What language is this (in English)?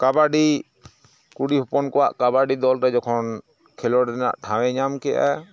Santali